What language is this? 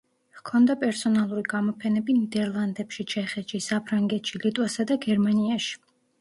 Georgian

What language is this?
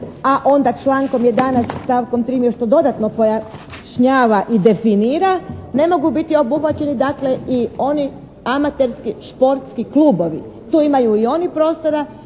Croatian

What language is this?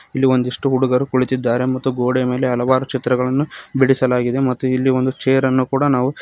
Kannada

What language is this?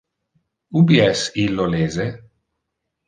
Interlingua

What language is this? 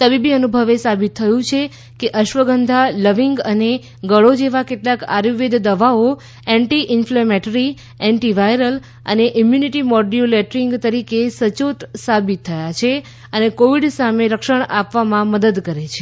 Gujarati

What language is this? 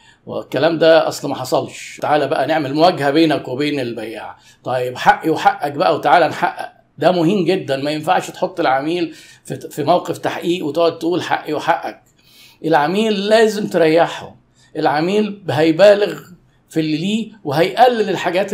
Arabic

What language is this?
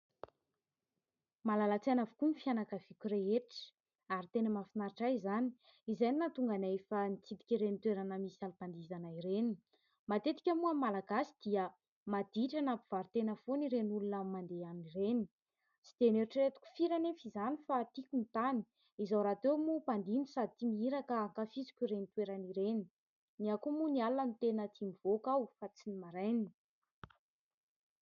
Malagasy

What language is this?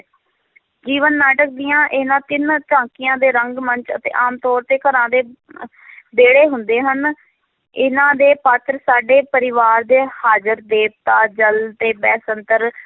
Punjabi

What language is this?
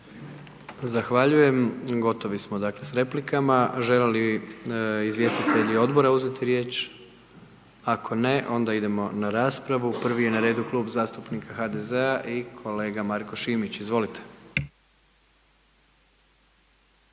Croatian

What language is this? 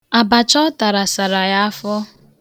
Igbo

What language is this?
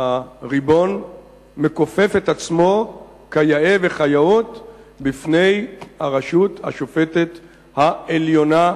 Hebrew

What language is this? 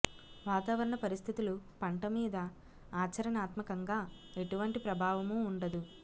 Telugu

